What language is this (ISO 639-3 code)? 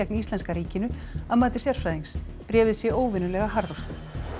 isl